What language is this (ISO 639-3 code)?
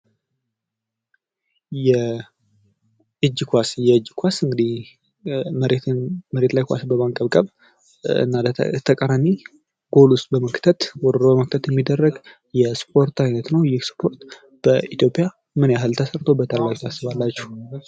amh